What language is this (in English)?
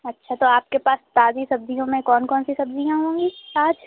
Urdu